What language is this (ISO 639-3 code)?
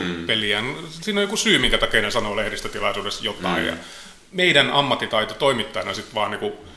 fin